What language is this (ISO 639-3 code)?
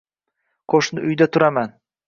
uzb